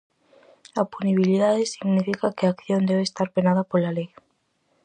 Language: Galician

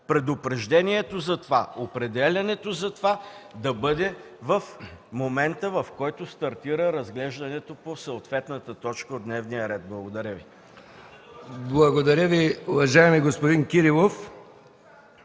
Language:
Bulgarian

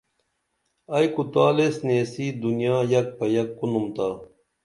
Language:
Dameli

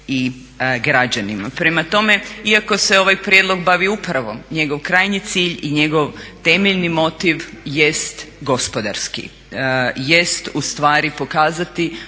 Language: Croatian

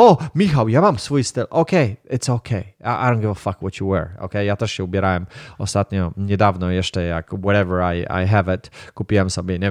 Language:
Polish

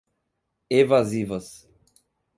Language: Portuguese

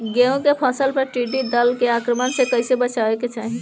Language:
Bhojpuri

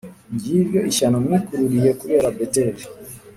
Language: Kinyarwanda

